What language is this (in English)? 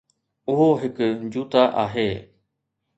Sindhi